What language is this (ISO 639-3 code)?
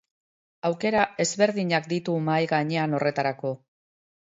eus